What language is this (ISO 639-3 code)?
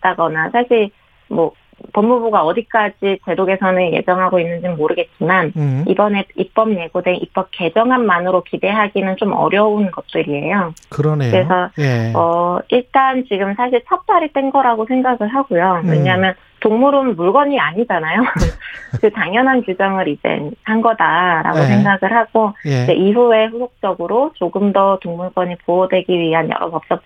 kor